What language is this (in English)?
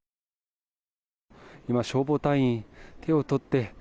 Japanese